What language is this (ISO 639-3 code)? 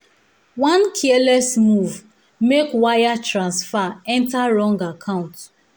pcm